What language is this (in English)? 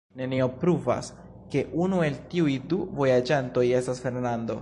Esperanto